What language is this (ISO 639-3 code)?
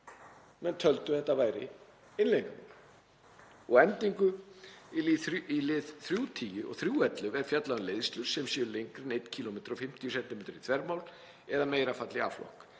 isl